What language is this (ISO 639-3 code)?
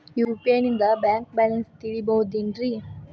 kan